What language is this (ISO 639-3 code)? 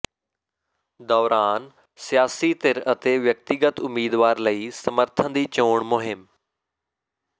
pan